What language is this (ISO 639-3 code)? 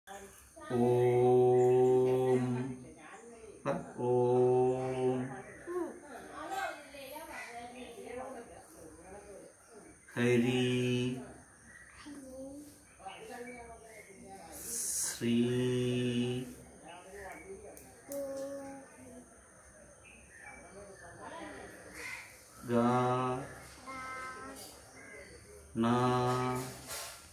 spa